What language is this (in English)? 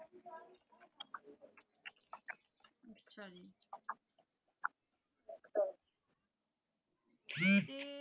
Punjabi